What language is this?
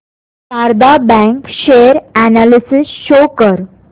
Marathi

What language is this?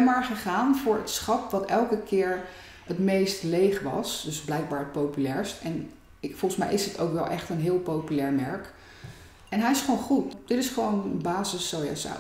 Dutch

